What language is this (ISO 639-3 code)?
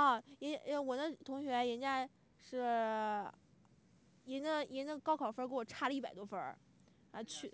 zho